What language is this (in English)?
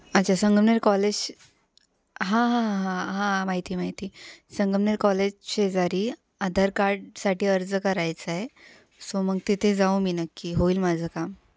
Marathi